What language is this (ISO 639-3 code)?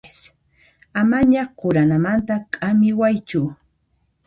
qxp